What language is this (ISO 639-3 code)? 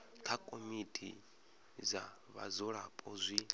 ven